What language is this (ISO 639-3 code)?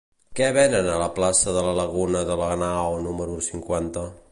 cat